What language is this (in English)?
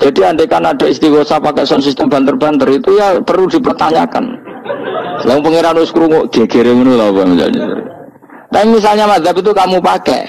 Indonesian